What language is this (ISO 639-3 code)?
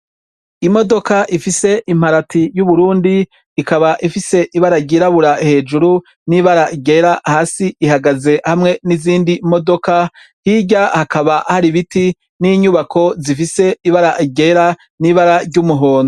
run